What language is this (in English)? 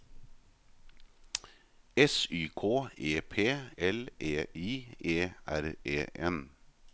Norwegian